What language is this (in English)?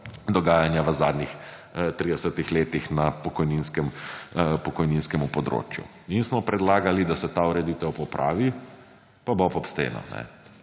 Slovenian